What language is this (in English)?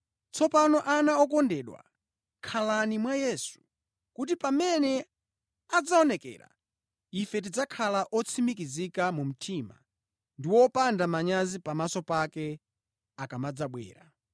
Nyanja